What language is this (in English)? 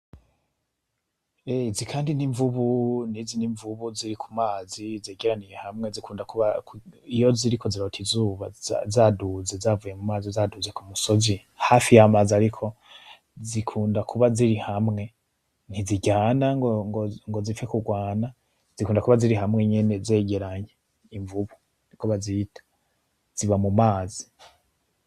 Rundi